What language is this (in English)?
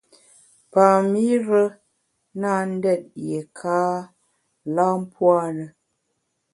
Bamun